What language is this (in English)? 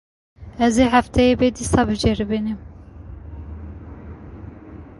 Kurdish